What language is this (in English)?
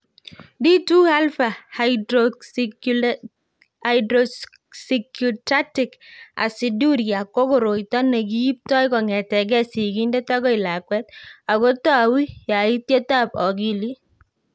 Kalenjin